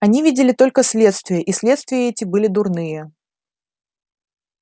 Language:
Russian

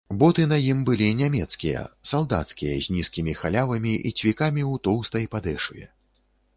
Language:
Belarusian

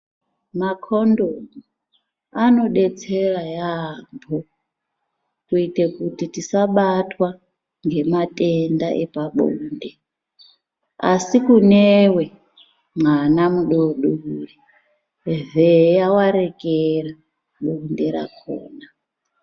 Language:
Ndau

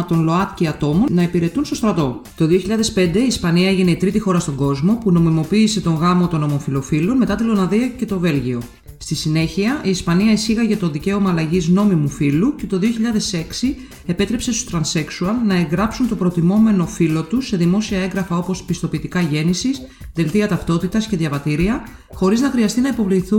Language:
Greek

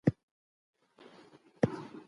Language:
Pashto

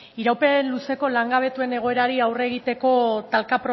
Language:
Basque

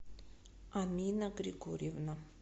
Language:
Russian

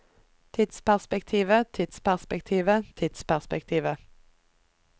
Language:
Norwegian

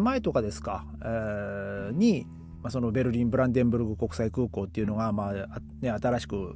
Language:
Japanese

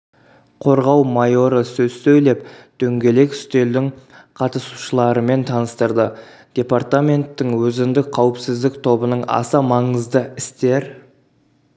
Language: Kazakh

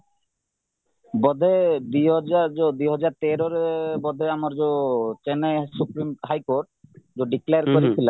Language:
Odia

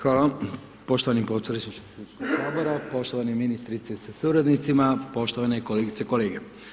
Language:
Croatian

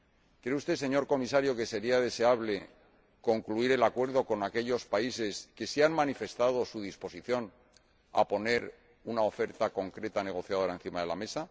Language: Spanish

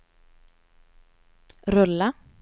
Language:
Swedish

